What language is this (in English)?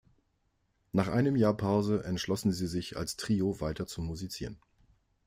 German